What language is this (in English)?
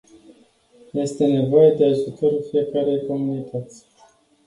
Romanian